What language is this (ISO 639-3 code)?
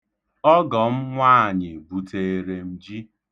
ibo